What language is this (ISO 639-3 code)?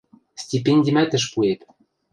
mrj